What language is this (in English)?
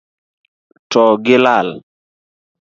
Luo (Kenya and Tanzania)